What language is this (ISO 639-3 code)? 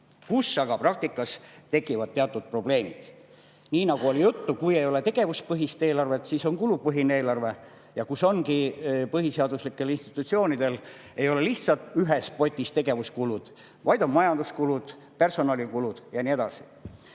est